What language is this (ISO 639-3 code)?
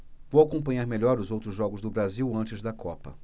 por